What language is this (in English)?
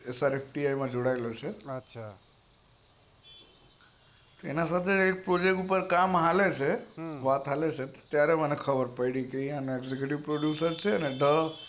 Gujarati